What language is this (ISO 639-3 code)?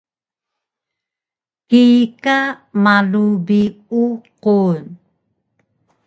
trv